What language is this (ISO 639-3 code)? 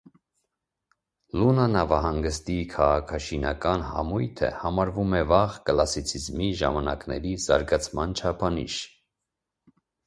hye